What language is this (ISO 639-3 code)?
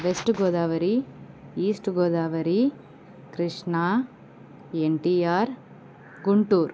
tel